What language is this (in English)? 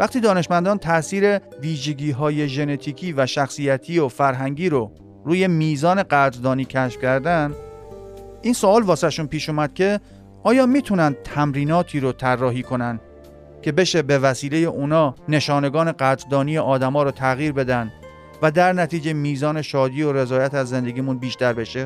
Persian